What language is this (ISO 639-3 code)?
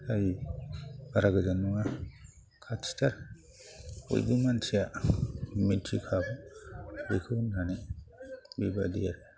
brx